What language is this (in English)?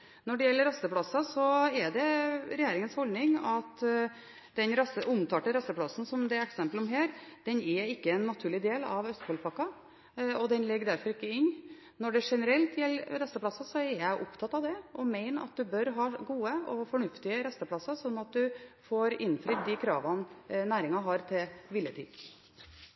Norwegian Bokmål